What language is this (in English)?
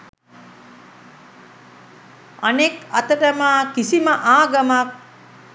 Sinhala